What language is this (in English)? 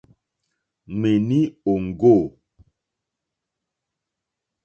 Mokpwe